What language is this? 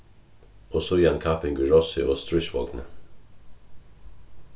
Faroese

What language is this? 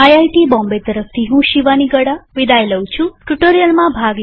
Gujarati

